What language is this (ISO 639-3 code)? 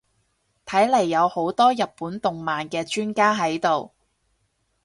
yue